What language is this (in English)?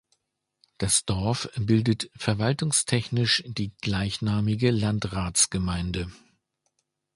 German